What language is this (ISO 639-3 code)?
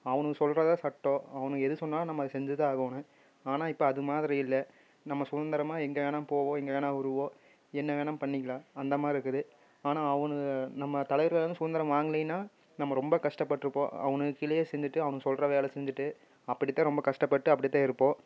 tam